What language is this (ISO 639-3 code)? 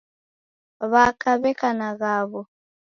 dav